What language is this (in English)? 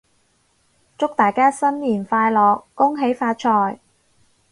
Cantonese